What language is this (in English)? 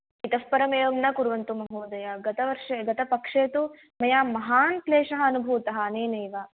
Sanskrit